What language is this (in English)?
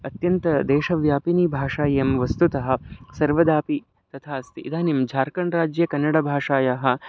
Sanskrit